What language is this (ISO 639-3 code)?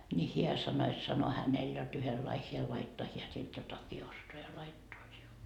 fin